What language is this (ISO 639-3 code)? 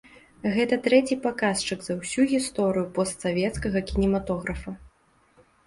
bel